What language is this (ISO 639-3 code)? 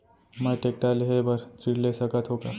hne